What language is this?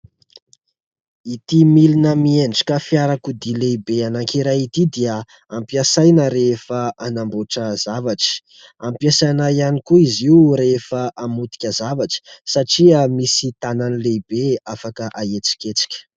Malagasy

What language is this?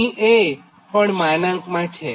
Gujarati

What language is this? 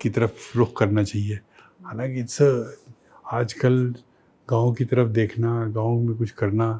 Hindi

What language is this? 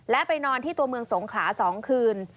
Thai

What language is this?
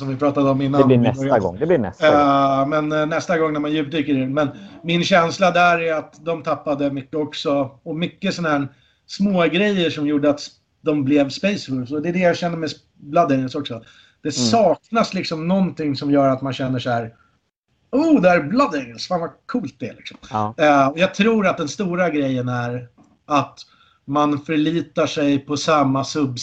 Swedish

